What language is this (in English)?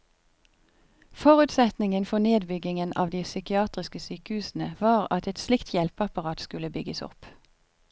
Norwegian